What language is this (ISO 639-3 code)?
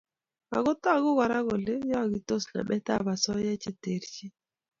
kln